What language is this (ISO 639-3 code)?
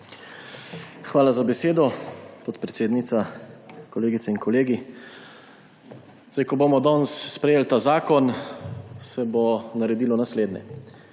slv